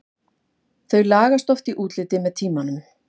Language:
Icelandic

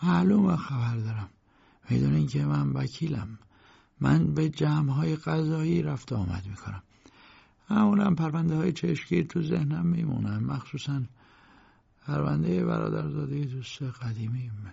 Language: Persian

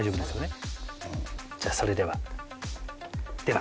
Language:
Japanese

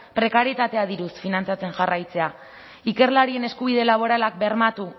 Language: Basque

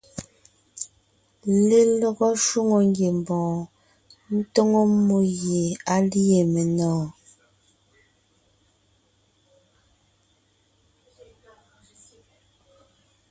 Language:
Ngiemboon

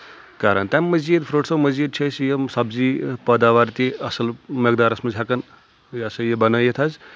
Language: Kashmiri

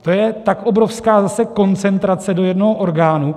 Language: Czech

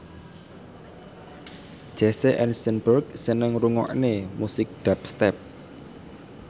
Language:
Javanese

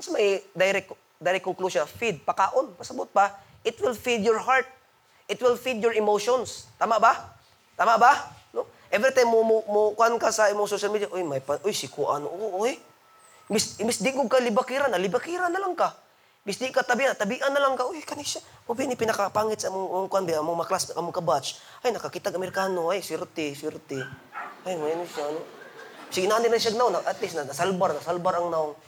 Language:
Filipino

